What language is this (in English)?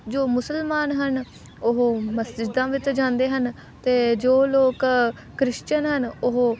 Punjabi